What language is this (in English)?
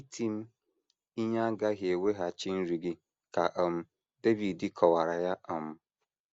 Igbo